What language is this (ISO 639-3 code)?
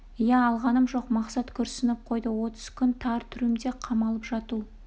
kaz